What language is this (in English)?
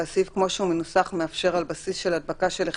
Hebrew